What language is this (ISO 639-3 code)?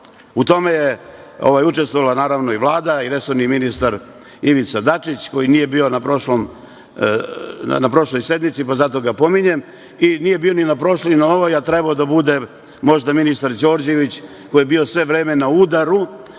srp